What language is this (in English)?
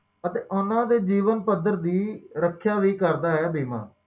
Punjabi